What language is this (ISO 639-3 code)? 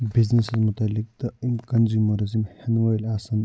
kas